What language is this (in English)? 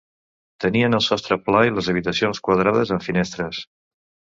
Catalan